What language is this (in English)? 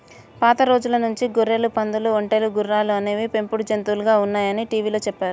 Telugu